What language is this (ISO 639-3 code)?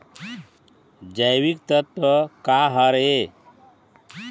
hne